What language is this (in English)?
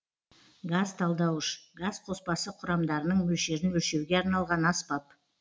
Kazakh